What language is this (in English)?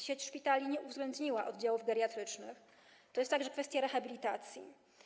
Polish